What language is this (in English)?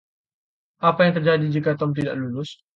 Indonesian